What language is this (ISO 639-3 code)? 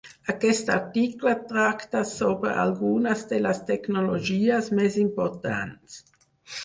cat